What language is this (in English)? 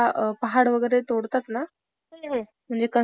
Marathi